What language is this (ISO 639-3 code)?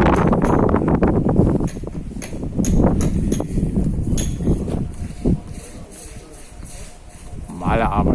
deu